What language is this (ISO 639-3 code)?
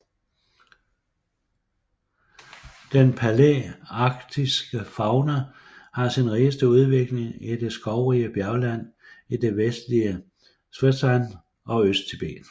dan